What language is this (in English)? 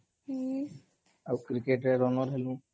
Odia